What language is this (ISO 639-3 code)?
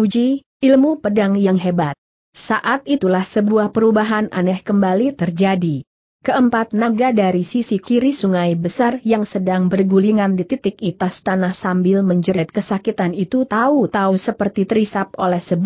ind